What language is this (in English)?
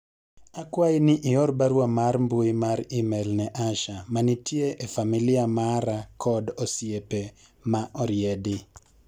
Luo (Kenya and Tanzania)